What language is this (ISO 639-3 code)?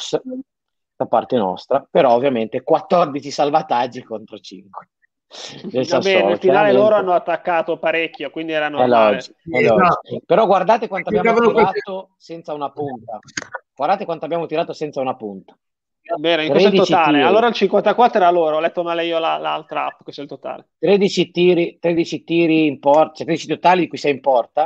ita